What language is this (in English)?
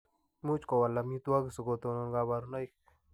Kalenjin